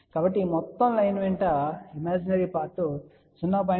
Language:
Telugu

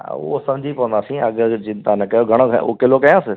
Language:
Sindhi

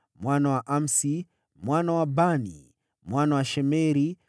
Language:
Swahili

